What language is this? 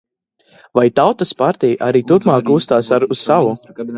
Latvian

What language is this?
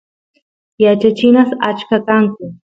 Santiago del Estero Quichua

